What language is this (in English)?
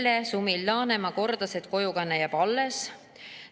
Estonian